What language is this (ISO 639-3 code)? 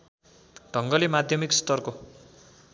nep